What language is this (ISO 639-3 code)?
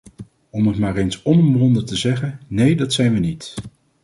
nld